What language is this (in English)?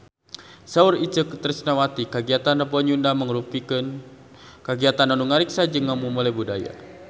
Sundanese